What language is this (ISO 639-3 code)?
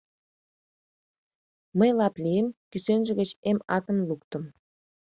chm